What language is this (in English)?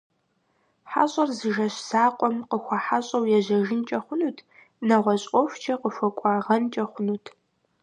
Kabardian